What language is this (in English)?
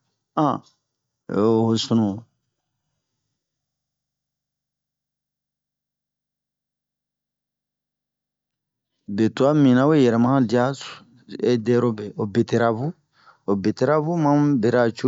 Bomu